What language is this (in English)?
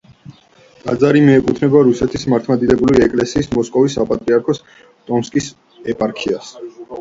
Georgian